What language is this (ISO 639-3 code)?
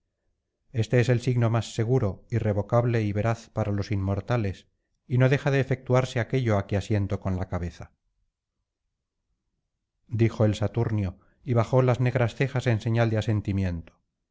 spa